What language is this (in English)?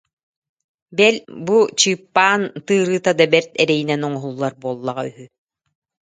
Yakut